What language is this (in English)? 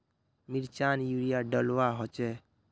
Magahi